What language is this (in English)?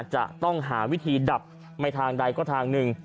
Thai